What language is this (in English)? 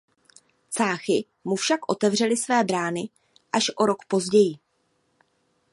Czech